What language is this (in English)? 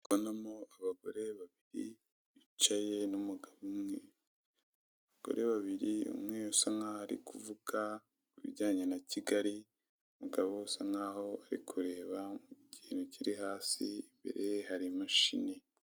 Kinyarwanda